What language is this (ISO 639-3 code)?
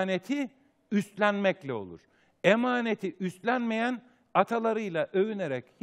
tur